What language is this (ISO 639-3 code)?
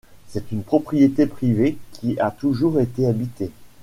fra